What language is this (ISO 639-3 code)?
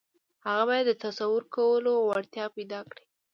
pus